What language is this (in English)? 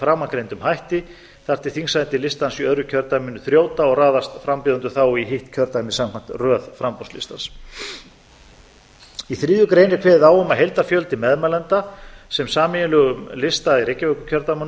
Icelandic